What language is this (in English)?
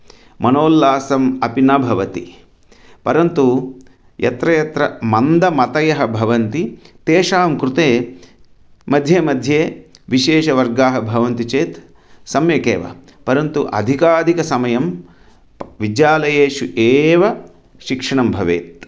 Sanskrit